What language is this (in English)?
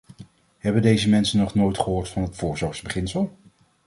Dutch